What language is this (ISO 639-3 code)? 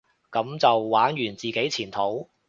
yue